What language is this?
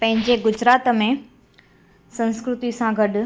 Sindhi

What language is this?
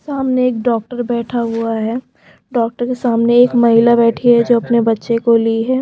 Hindi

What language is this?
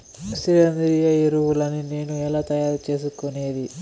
Telugu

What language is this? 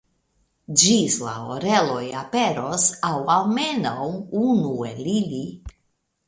Esperanto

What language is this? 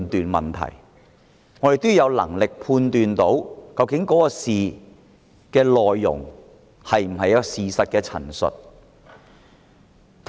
Cantonese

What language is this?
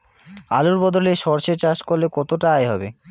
Bangla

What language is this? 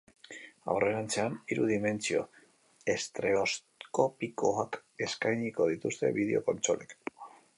Basque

